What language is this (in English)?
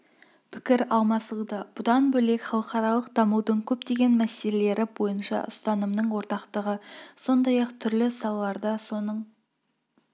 Kazakh